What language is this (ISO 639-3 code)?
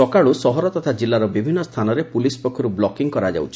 ori